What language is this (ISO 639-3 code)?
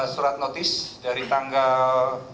ind